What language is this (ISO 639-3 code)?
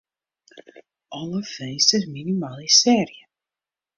fry